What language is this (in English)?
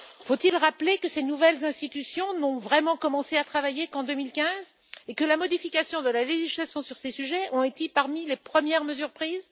French